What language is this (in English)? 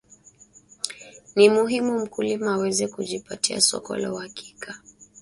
Swahili